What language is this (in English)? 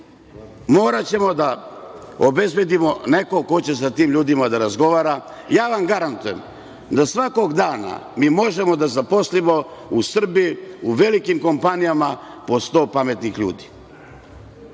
Serbian